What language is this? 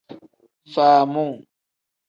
Tem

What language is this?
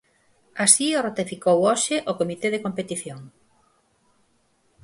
Galician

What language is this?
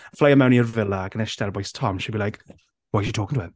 Welsh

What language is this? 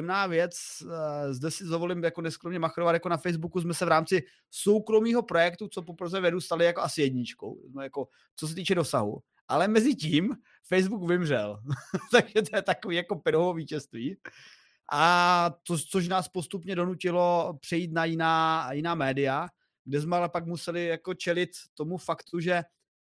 Czech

